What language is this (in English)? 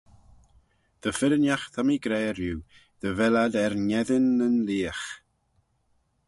Manx